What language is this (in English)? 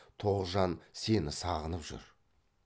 Kazakh